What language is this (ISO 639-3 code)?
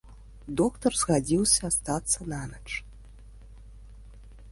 bel